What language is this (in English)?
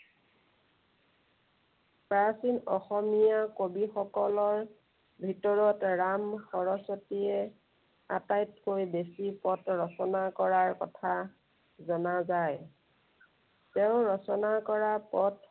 Assamese